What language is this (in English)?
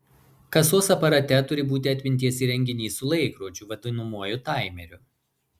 Lithuanian